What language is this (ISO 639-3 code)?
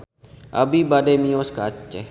sun